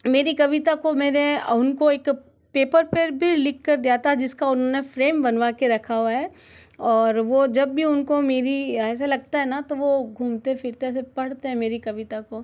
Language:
Hindi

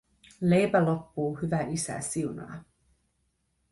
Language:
Finnish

